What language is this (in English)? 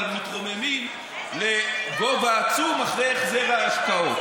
Hebrew